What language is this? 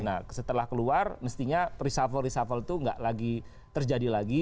Indonesian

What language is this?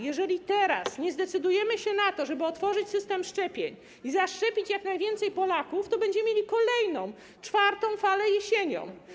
Polish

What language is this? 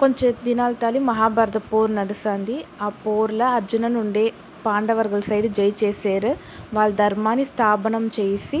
Telugu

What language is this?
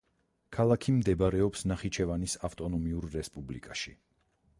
Georgian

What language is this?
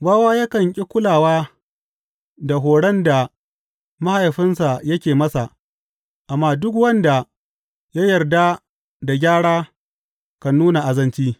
Hausa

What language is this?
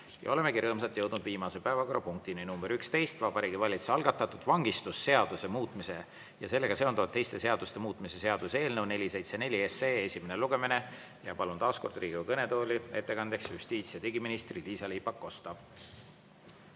Estonian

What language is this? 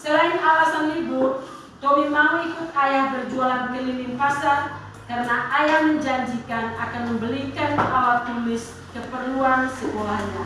Indonesian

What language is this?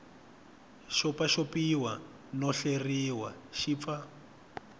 Tsonga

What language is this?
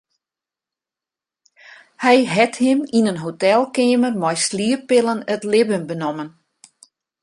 Western Frisian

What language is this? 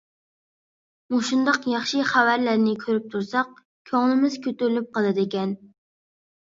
Uyghur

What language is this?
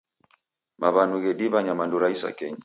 Taita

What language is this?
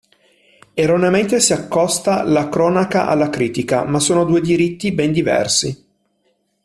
Italian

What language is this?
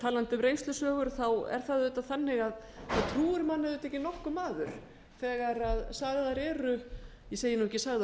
Icelandic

